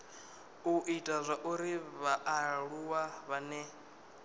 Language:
Venda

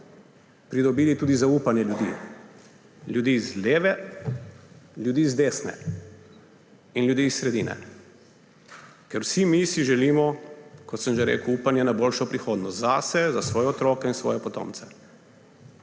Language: Slovenian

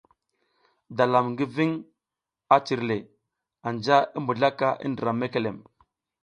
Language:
South Giziga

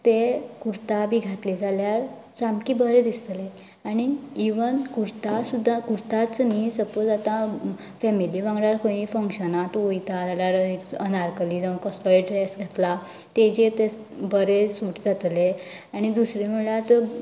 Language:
Konkani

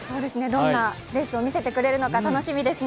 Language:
Japanese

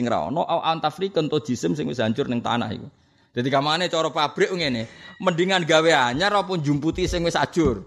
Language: Indonesian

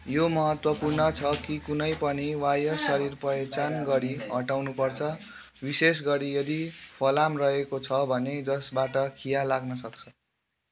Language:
Nepali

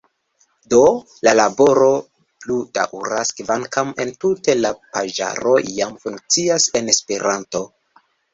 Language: Esperanto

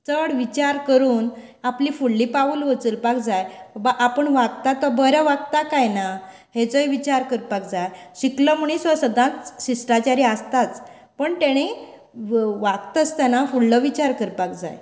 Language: Konkani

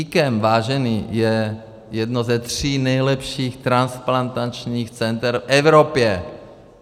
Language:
Czech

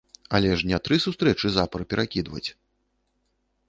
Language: Belarusian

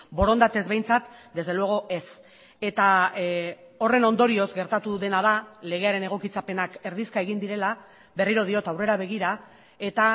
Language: Basque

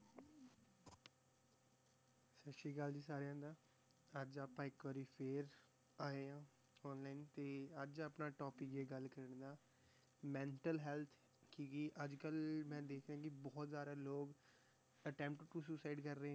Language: Punjabi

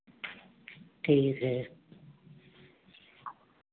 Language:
Hindi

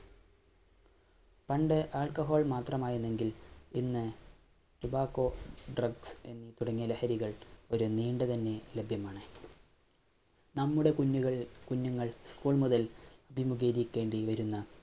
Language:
Malayalam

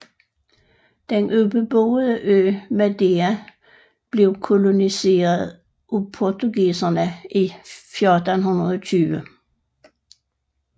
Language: Danish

